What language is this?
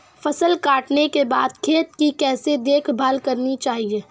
Hindi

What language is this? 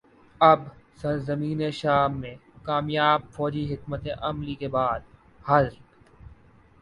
Urdu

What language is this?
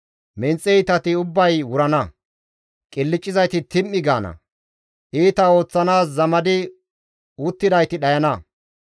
Gamo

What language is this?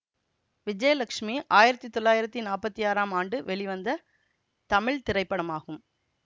Tamil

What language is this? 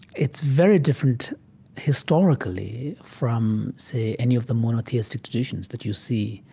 English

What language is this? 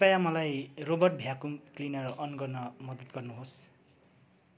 Nepali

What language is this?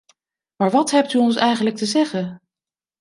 Dutch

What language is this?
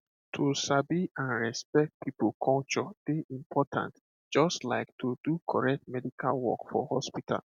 Nigerian Pidgin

